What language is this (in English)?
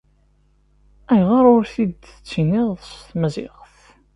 Kabyle